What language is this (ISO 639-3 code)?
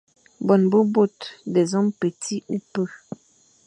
fan